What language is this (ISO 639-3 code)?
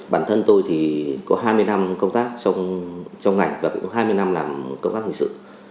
vie